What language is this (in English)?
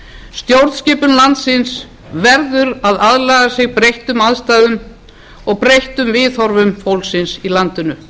Icelandic